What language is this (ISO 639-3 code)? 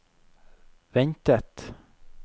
nor